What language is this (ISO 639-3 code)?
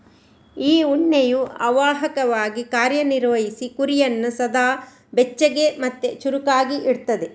kan